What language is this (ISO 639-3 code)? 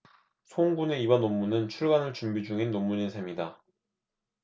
kor